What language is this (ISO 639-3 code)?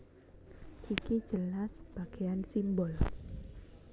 jav